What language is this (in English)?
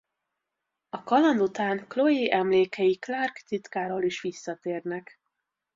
Hungarian